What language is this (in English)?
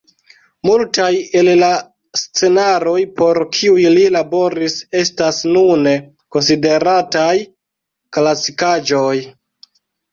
Esperanto